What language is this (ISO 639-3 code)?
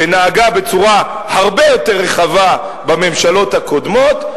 heb